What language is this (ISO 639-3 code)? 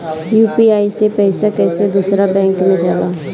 bho